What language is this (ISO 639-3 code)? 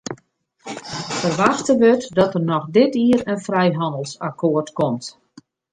fry